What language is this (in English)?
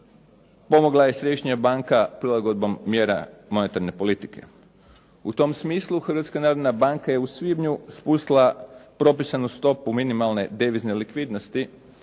Croatian